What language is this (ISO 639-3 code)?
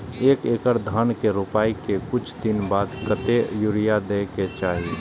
mai